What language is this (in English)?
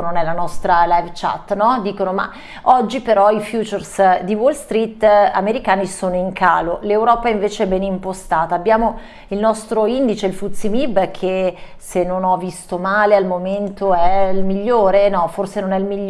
Italian